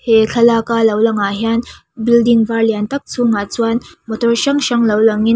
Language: Mizo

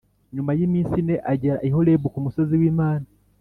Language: Kinyarwanda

